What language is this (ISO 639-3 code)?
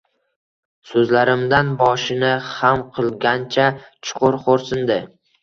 uzb